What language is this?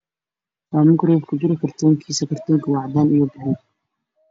Somali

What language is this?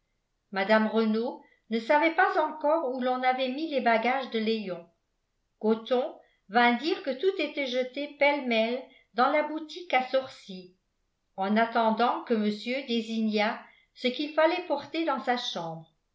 French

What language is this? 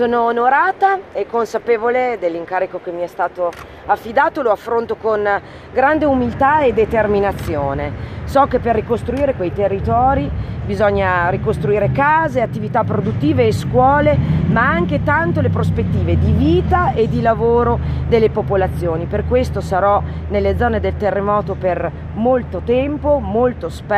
Italian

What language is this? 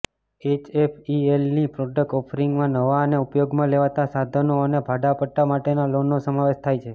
Gujarati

